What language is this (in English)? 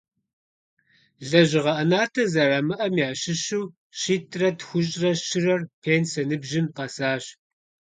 Kabardian